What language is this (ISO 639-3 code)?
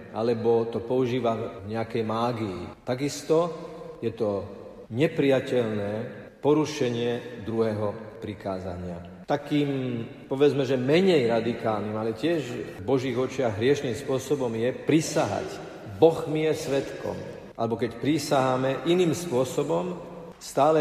slk